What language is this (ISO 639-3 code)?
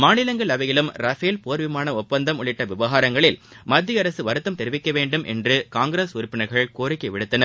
tam